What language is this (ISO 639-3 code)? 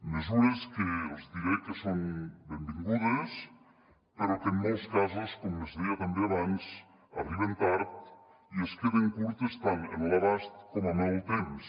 cat